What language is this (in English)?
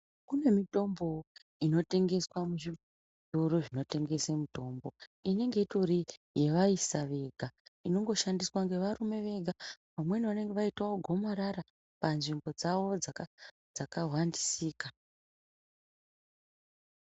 Ndau